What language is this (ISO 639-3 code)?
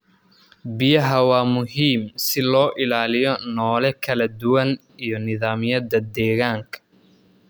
som